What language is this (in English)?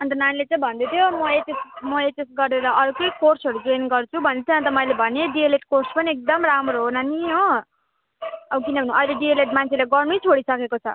Nepali